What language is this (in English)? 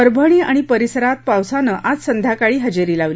Marathi